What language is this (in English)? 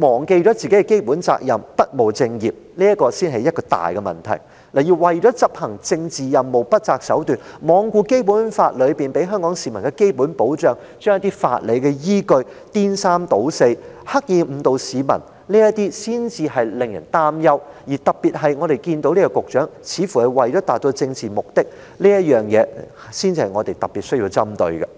Cantonese